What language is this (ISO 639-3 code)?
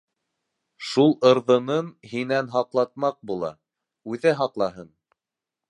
bak